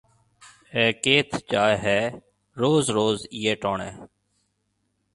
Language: Marwari (Pakistan)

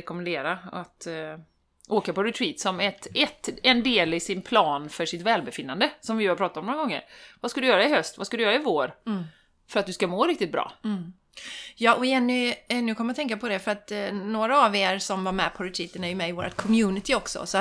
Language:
Swedish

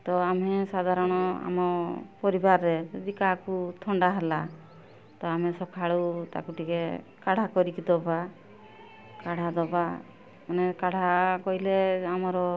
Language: Odia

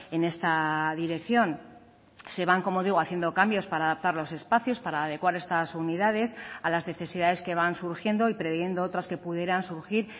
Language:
Spanish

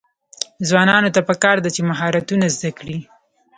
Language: Pashto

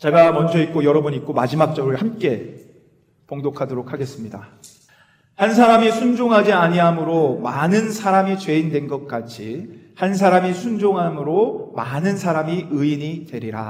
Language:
Korean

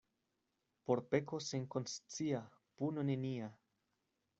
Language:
Esperanto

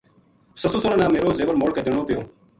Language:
Gujari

